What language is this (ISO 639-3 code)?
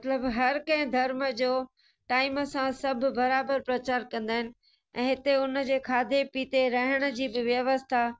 snd